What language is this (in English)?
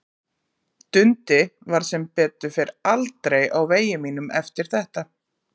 Icelandic